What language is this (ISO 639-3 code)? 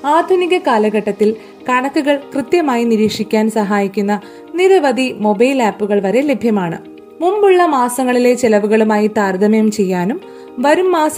mal